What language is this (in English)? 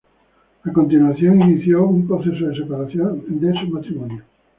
Spanish